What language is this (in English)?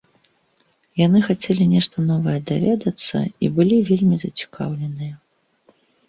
Belarusian